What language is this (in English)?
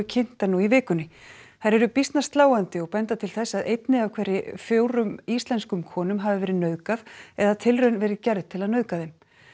Icelandic